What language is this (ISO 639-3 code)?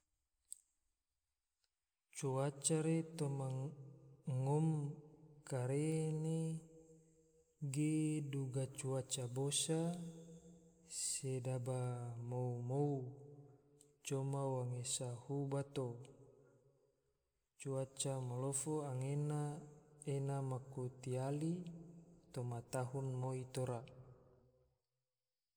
tvo